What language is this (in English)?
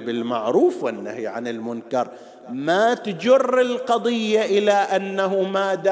Arabic